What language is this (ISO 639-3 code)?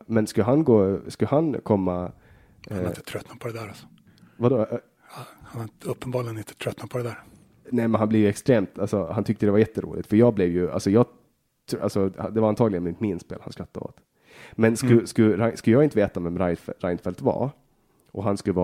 swe